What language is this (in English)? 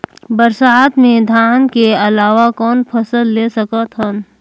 Chhattisgarhi